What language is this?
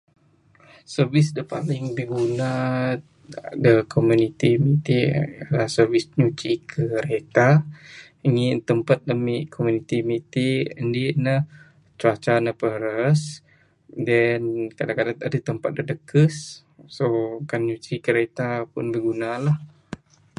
Bukar-Sadung Bidayuh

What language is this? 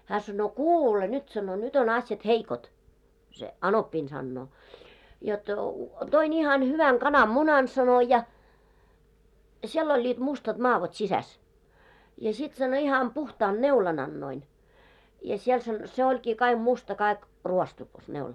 Finnish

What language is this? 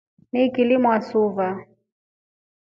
Rombo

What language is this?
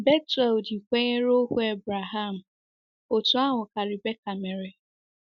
Igbo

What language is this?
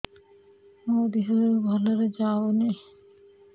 Odia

